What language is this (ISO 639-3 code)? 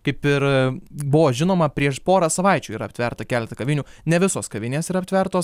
lit